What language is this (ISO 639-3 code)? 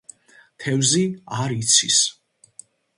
kat